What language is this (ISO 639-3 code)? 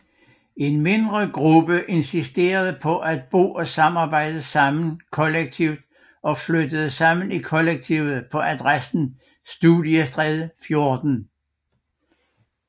dan